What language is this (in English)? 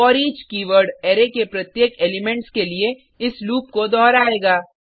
Hindi